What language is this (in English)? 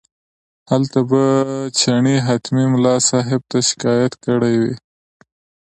Pashto